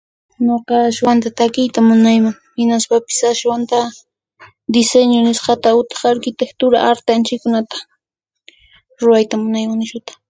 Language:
Puno Quechua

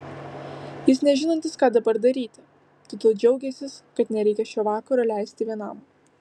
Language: Lithuanian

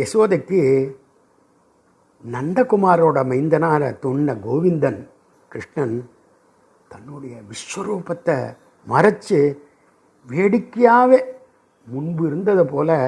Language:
Sanskrit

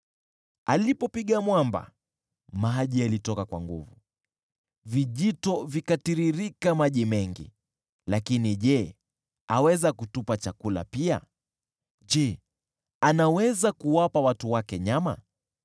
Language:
Swahili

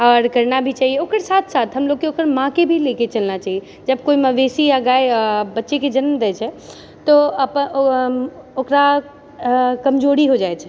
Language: Maithili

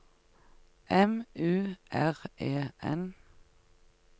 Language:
Norwegian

